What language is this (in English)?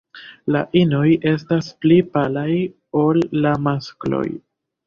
Esperanto